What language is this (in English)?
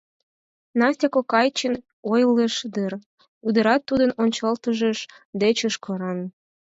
Mari